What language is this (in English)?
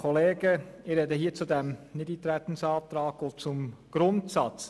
Swiss German